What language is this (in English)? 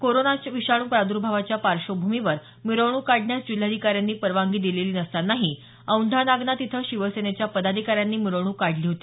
Marathi